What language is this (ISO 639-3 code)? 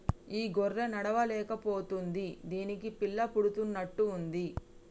tel